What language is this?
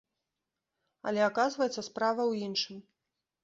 Belarusian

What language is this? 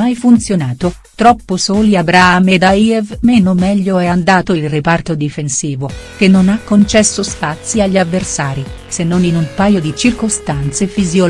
Italian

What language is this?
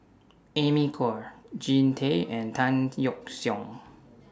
English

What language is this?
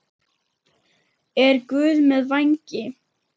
Icelandic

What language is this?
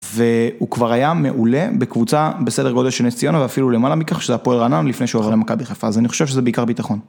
Hebrew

